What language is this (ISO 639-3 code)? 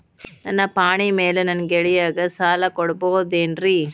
kan